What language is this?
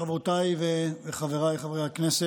Hebrew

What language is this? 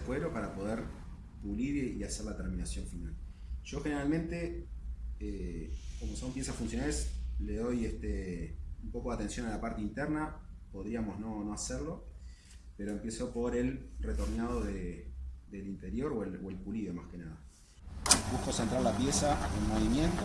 Spanish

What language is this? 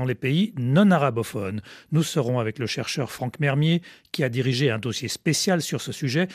French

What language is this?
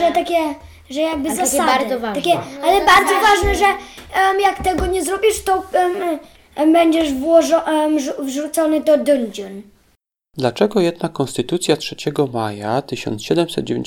Polish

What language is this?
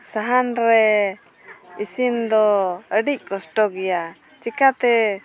Santali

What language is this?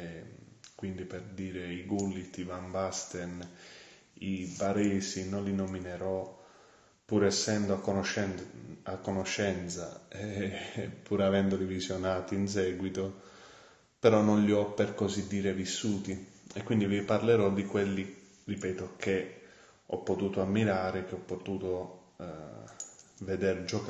Italian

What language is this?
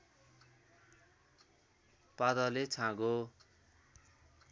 Nepali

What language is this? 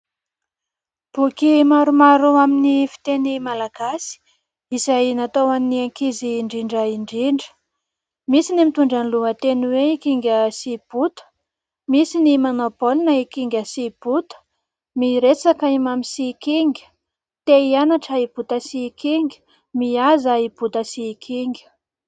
Malagasy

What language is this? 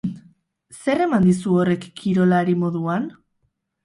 Basque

